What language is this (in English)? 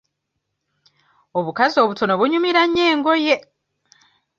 Ganda